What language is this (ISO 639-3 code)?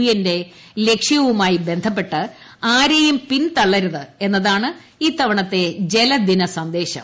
mal